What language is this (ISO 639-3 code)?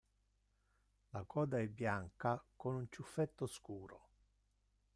ita